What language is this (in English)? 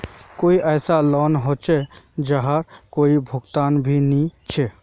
Magahi